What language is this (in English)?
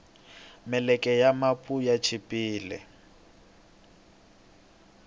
Tsonga